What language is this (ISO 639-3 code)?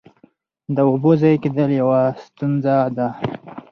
pus